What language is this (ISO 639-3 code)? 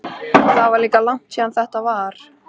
isl